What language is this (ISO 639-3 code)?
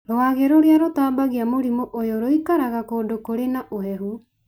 kik